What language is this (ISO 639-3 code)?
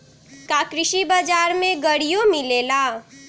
mag